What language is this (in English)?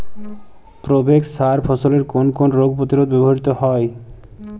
Bangla